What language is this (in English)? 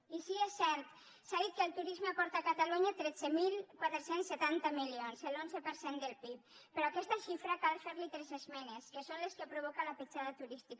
Catalan